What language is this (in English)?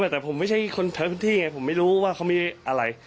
Thai